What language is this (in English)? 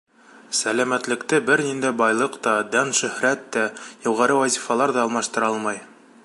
Bashkir